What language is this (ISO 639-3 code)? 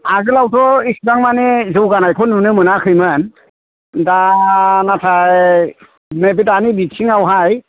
brx